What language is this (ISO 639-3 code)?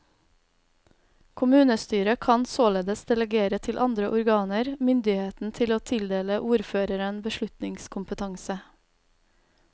nor